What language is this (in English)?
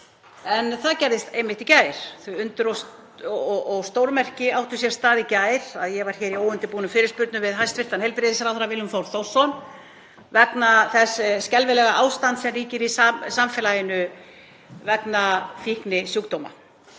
Icelandic